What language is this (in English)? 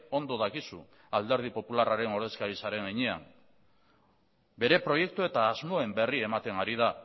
Basque